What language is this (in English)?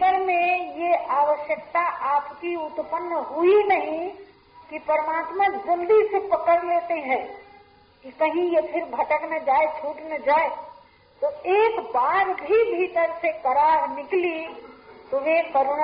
Hindi